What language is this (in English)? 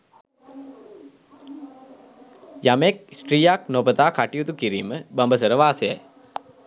Sinhala